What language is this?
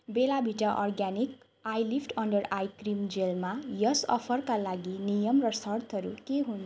Nepali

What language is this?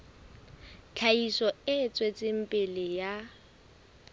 Southern Sotho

